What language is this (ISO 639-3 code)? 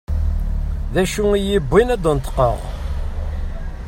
kab